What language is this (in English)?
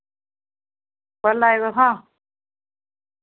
Dogri